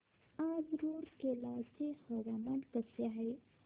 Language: Marathi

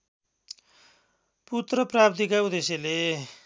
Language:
Nepali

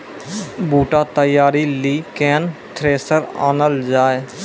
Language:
Maithili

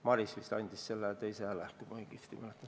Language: Estonian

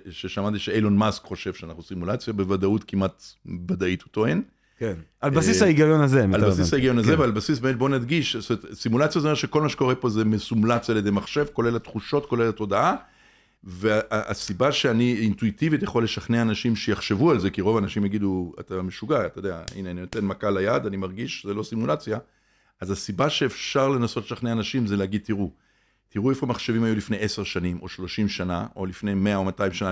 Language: Hebrew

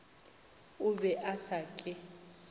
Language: Northern Sotho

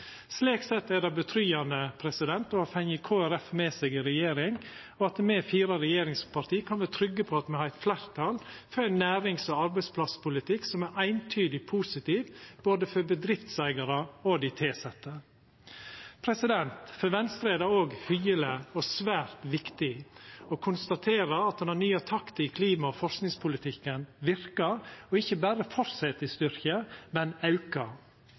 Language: Norwegian Nynorsk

